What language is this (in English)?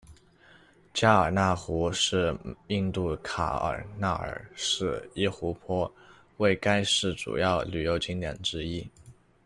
Chinese